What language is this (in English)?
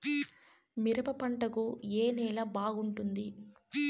Telugu